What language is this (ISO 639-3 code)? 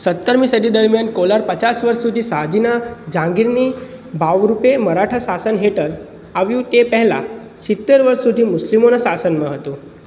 guj